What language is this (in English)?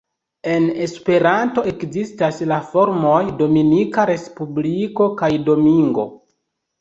Esperanto